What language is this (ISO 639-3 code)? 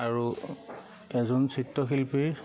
asm